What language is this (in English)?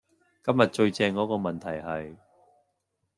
Cantonese